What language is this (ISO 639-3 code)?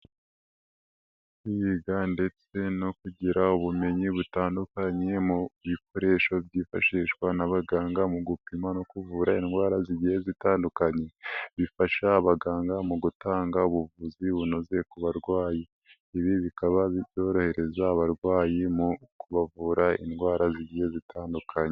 kin